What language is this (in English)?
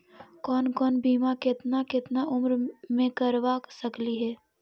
Magahi